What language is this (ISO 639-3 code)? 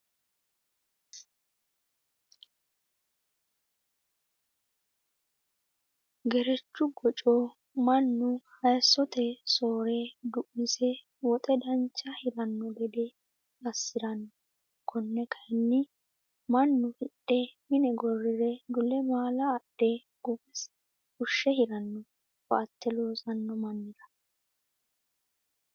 sid